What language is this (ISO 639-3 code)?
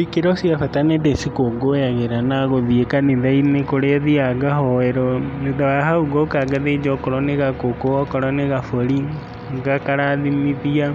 kik